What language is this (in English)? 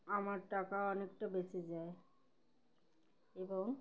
Bangla